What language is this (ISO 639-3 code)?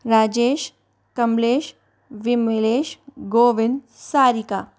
hin